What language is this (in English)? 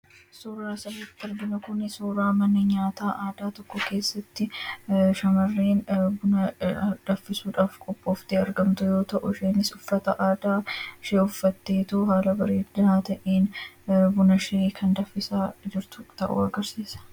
Oromo